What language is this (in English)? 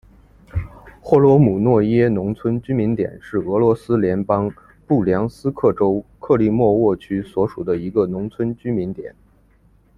Chinese